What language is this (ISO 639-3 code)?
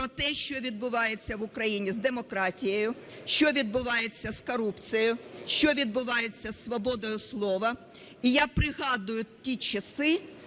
ukr